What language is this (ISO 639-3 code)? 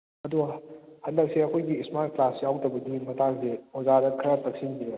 mni